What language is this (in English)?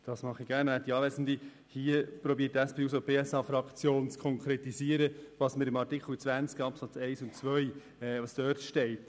Swiss German